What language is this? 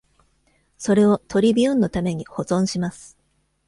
Japanese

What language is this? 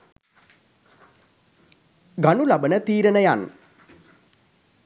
Sinhala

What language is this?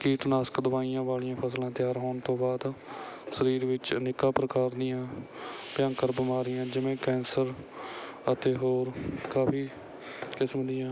Punjabi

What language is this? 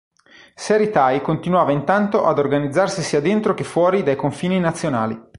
Italian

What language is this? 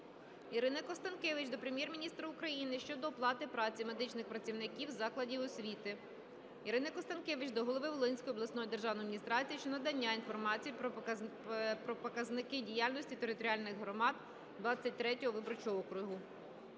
Ukrainian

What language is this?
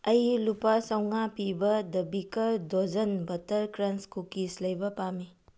Manipuri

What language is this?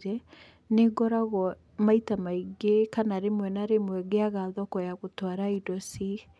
Kikuyu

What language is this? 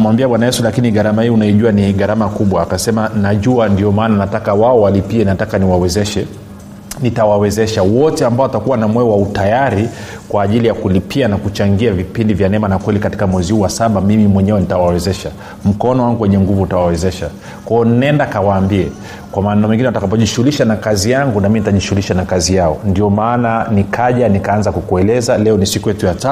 Swahili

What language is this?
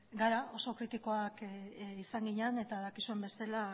Basque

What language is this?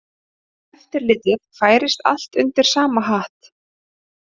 Icelandic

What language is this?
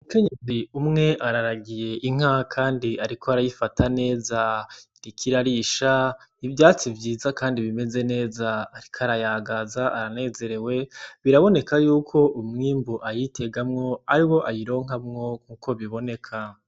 Rundi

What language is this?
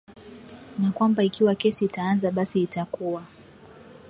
Swahili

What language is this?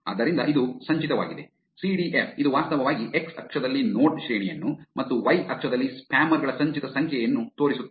Kannada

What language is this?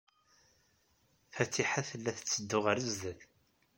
Kabyle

